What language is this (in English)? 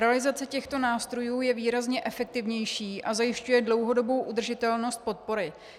Czech